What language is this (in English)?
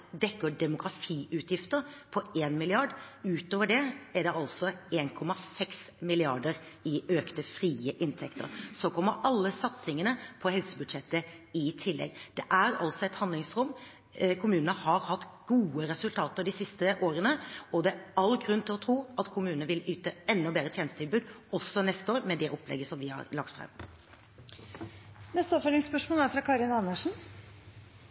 Norwegian